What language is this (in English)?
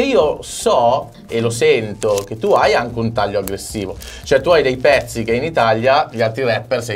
Italian